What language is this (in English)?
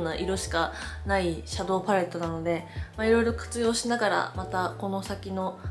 Japanese